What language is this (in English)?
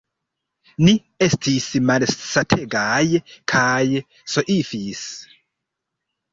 Esperanto